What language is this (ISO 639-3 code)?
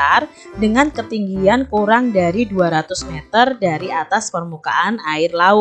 ind